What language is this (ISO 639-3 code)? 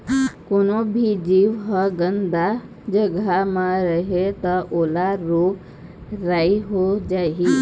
hne